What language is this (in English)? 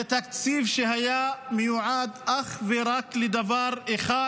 Hebrew